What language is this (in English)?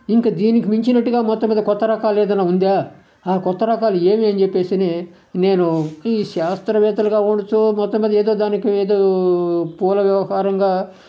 Telugu